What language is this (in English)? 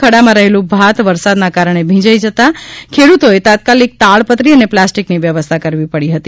Gujarati